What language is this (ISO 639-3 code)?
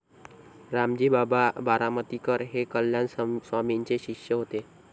mar